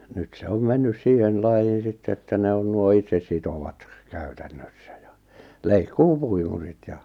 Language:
Finnish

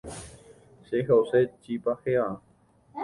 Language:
Guarani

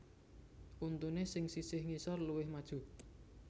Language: Javanese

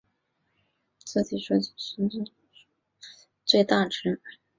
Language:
Chinese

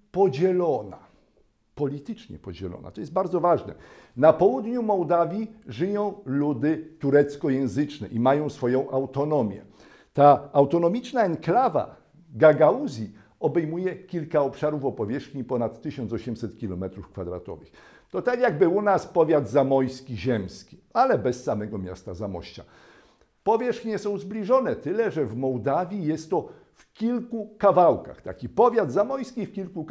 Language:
Polish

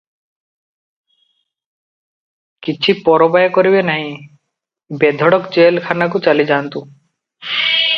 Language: Odia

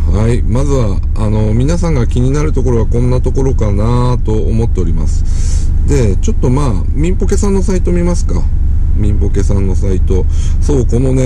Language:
Japanese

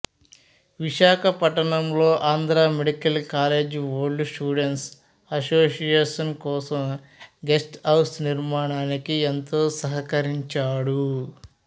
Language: Telugu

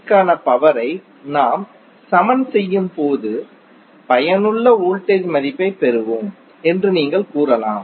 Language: Tamil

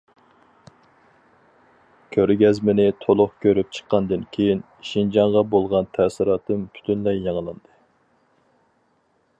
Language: Uyghur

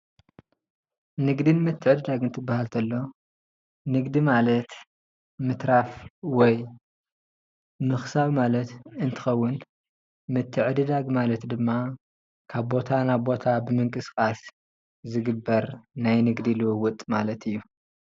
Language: Tigrinya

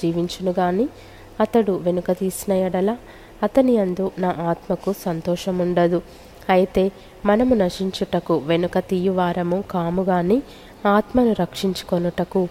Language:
Telugu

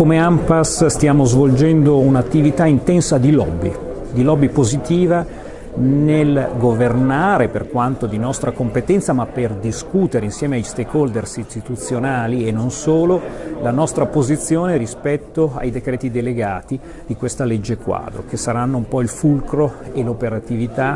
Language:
Italian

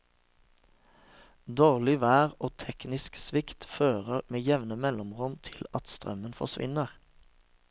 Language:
Norwegian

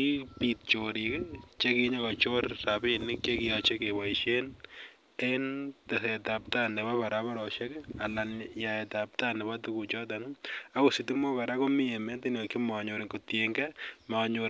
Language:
Kalenjin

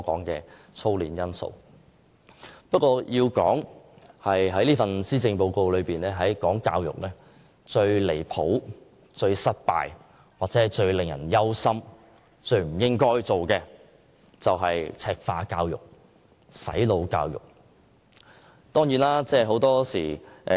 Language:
Cantonese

